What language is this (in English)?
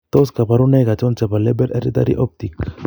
Kalenjin